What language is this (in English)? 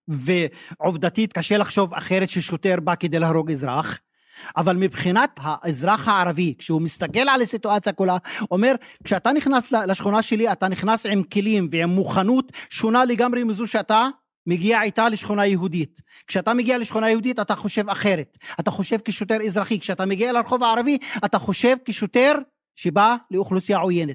Hebrew